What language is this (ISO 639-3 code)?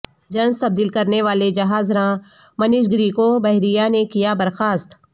urd